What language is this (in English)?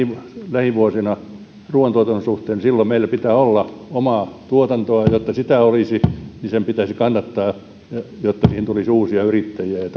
Finnish